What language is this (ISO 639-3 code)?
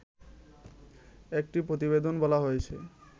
ben